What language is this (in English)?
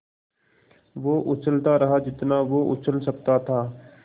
Hindi